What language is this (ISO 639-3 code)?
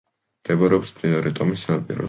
kat